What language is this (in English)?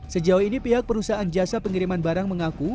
Indonesian